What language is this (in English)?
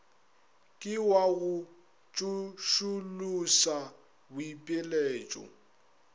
Northern Sotho